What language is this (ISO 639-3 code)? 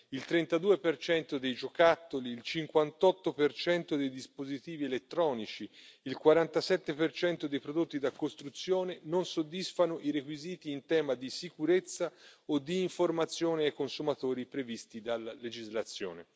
ita